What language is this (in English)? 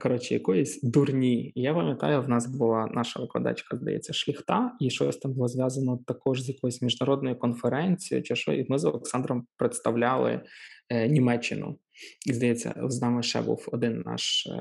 Ukrainian